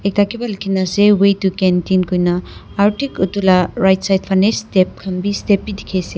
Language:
Naga Pidgin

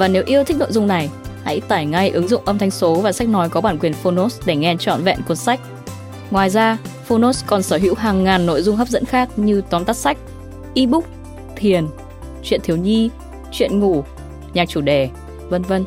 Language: Vietnamese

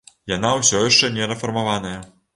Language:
Belarusian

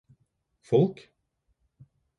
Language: Norwegian Bokmål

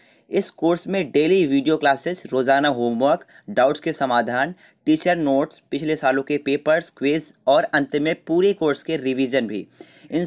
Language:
Hindi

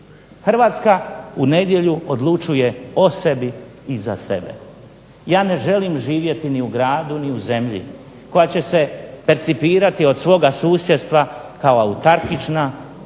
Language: Croatian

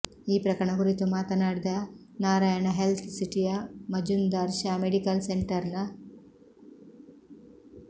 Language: Kannada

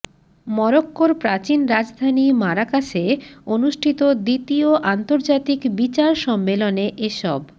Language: Bangla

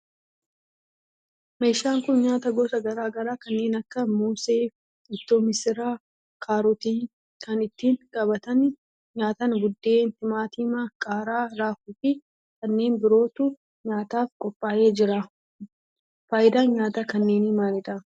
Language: Oromo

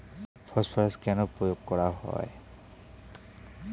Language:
Bangla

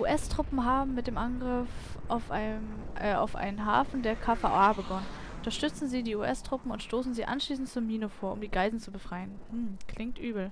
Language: German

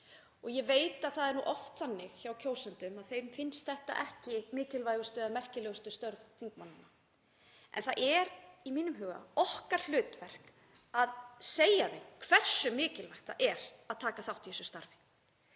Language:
Icelandic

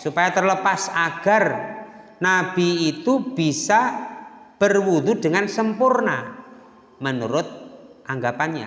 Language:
Indonesian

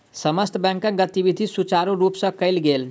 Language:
Maithili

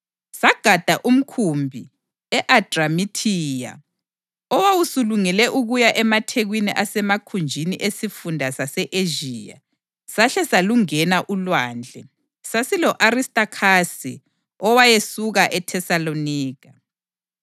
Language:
North Ndebele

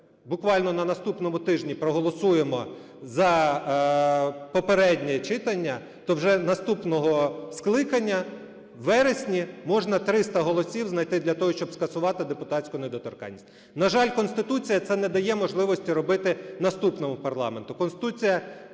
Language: Ukrainian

